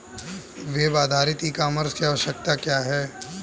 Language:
Hindi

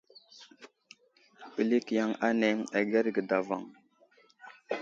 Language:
Wuzlam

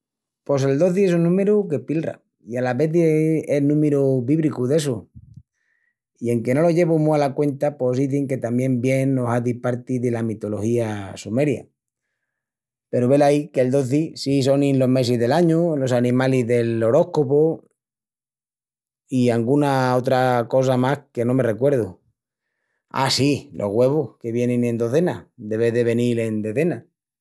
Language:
Extremaduran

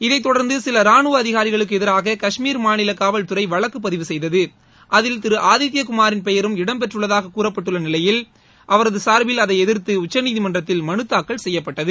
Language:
Tamil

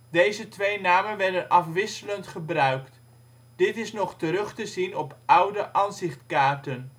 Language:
Dutch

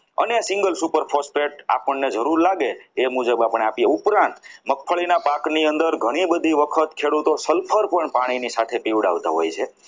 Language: Gujarati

